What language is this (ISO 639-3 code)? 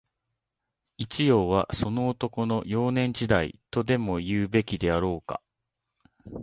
jpn